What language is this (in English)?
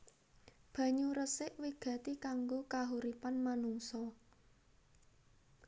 Javanese